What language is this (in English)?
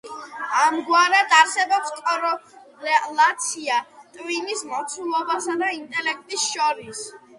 Georgian